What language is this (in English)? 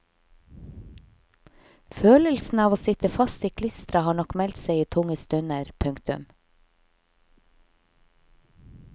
Norwegian